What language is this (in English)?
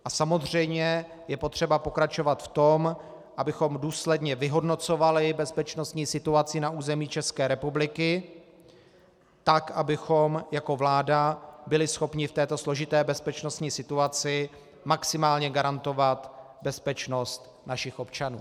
Czech